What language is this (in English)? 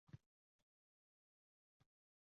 Uzbek